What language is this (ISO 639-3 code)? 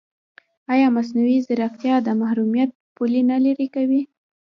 pus